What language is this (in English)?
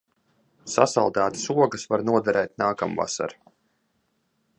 Latvian